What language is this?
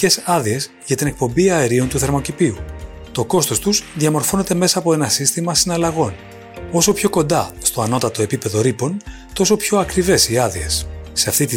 Greek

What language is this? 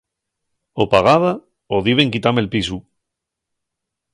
Asturian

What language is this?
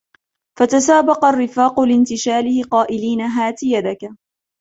Arabic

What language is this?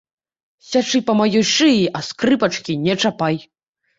Belarusian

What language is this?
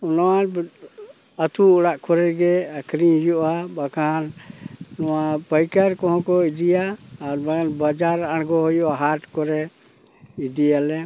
Santali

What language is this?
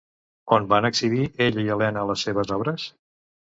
Catalan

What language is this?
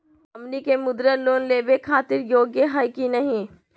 Magahi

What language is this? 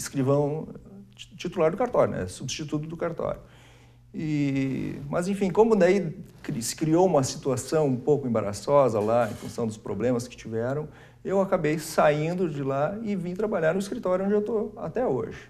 Portuguese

